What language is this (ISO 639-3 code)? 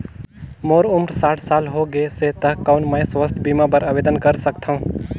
hne